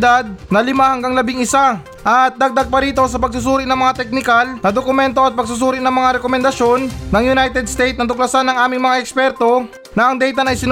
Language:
Filipino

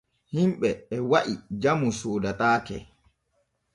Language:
Borgu Fulfulde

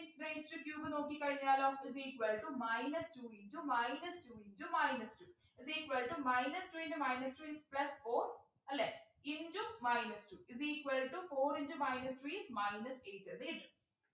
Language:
Malayalam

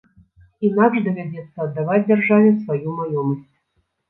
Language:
Belarusian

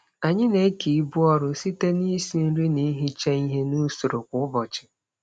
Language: Igbo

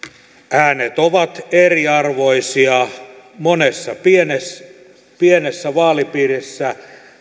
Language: Finnish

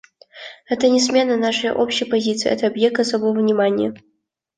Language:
Russian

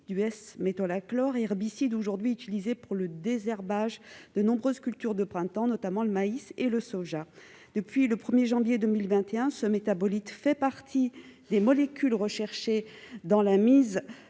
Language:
French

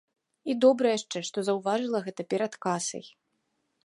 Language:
Belarusian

